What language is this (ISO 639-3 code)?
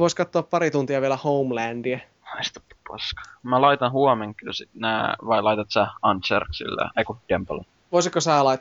fin